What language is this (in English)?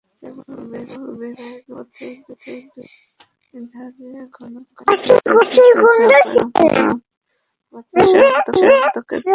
Bangla